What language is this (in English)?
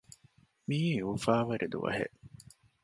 Divehi